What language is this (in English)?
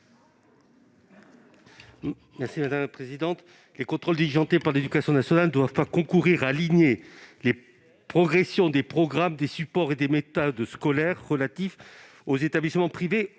French